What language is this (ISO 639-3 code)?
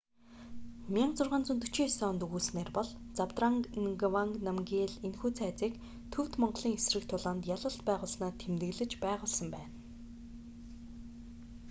mon